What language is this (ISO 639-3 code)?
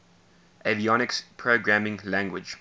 eng